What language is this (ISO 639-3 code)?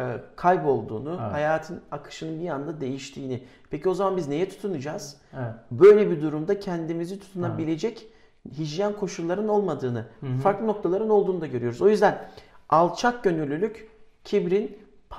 tur